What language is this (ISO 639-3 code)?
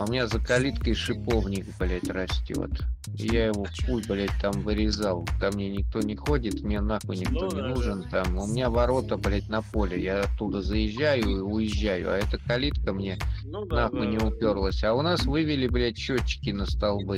rus